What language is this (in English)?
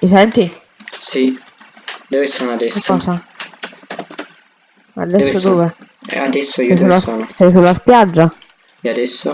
Italian